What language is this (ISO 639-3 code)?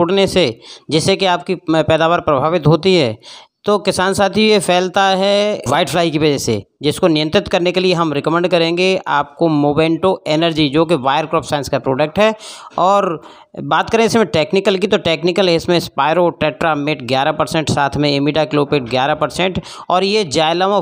hin